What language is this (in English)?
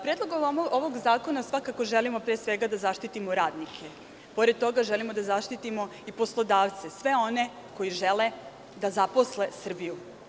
Serbian